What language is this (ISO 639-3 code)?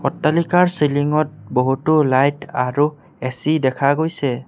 asm